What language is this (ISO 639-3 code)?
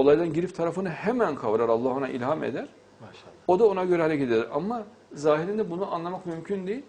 tur